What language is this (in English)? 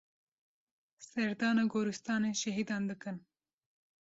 Kurdish